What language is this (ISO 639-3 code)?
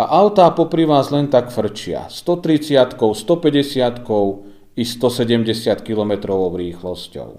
slk